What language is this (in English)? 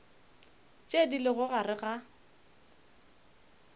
Northern Sotho